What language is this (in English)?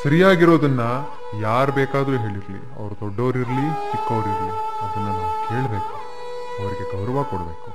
Kannada